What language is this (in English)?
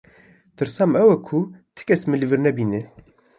Kurdish